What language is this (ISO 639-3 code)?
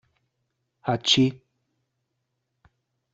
deu